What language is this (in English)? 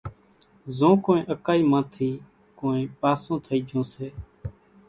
Kachi Koli